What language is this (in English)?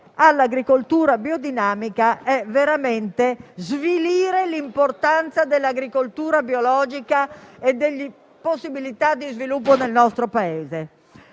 Italian